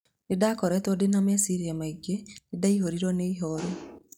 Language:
Kikuyu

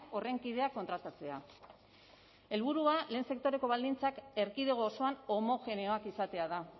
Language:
Basque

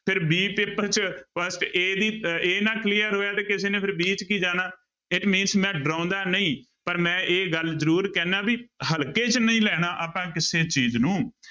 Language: Punjabi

